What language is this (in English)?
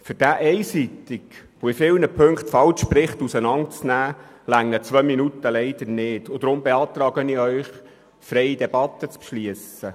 Swiss German